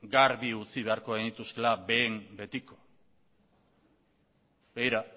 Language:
Basque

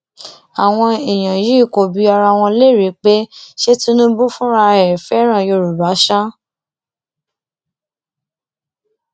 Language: Yoruba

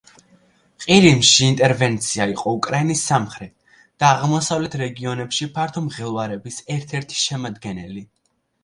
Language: Georgian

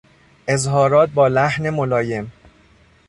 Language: Persian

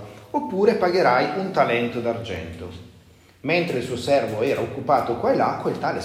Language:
Italian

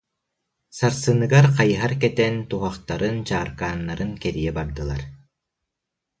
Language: Yakut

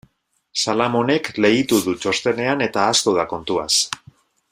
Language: Basque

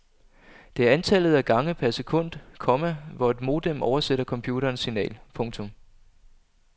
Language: Danish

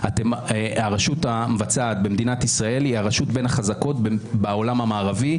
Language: Hebrew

